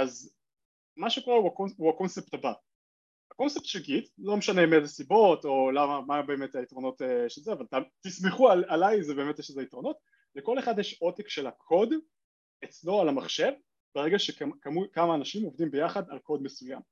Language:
Hebrew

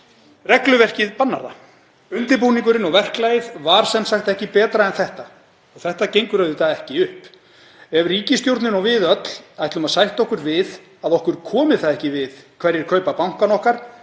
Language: Icelandic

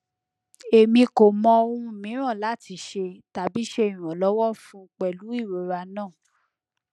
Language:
Yoruba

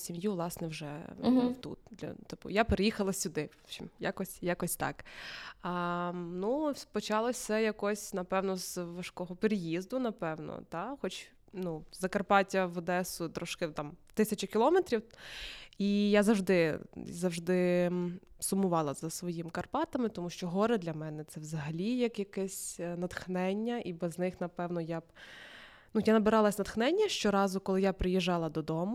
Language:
Russian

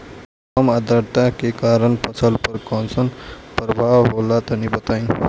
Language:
Bhojpuri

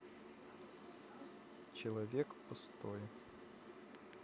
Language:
Russian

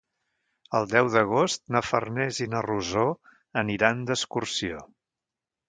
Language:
Catalan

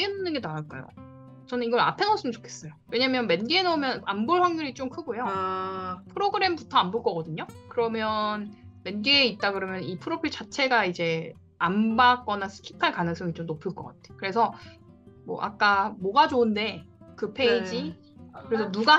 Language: Korean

